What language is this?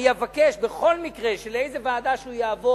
Hebrew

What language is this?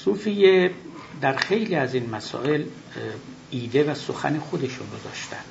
Persian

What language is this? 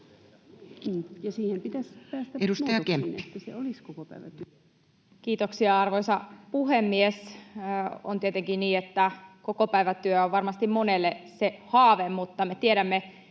Finnish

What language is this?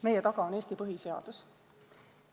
Estonian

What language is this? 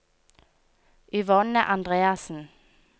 Norwegian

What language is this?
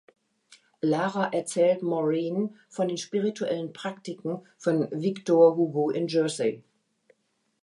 German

